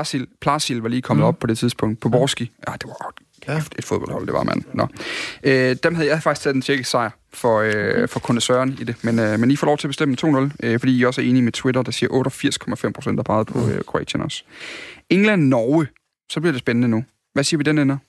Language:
Danish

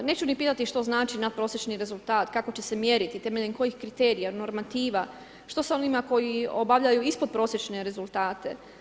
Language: Croatian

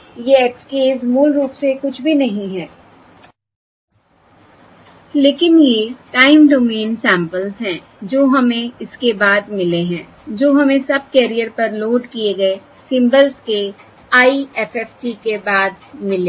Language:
Hindi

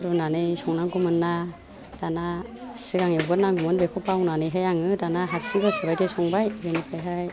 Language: Bodo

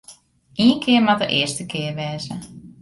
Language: Western Frisian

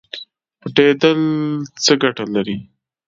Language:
Pashto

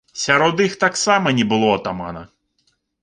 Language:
Belarusian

